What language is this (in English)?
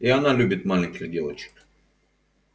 Russian